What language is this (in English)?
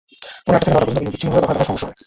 Bangla